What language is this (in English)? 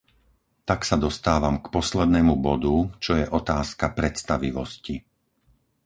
Slovak